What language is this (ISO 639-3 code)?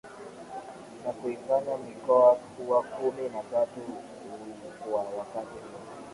swa